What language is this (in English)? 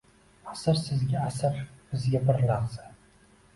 Uzbek